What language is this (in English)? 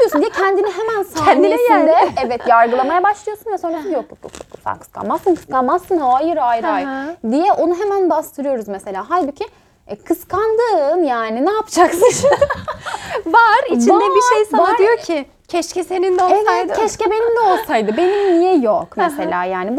Turkish